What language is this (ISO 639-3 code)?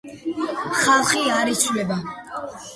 kat